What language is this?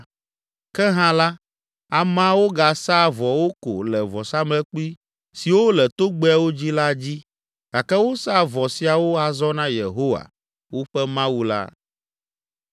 Ewe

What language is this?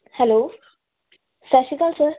Punjabi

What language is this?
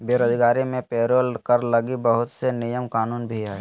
Magahi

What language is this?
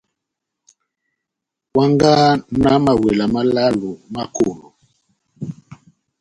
Batanga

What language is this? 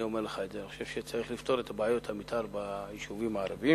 Hebrew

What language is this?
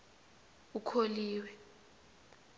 South Ndebele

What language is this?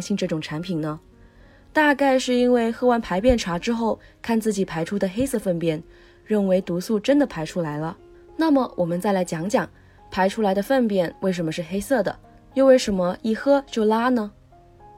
Chinese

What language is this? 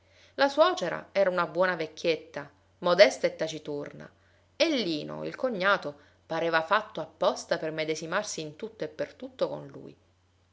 Italian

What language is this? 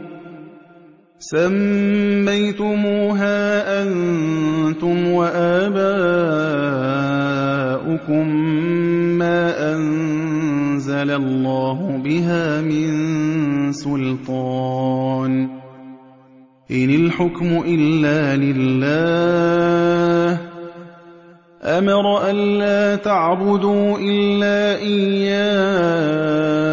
Arabic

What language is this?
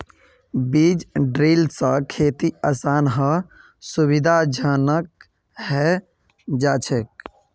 Magahi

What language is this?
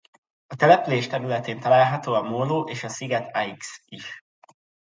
Hungarian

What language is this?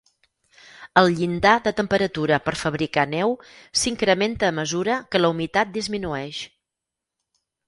Catalan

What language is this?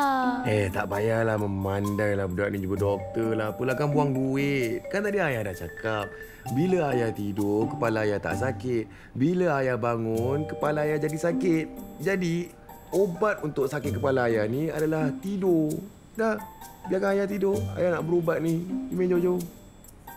Malay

